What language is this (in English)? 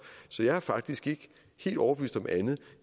Danish